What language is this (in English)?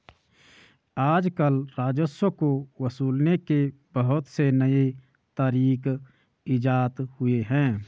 Hindi